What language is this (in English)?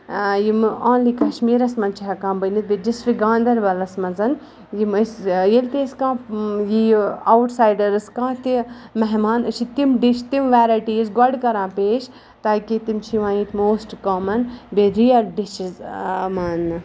Kashmiri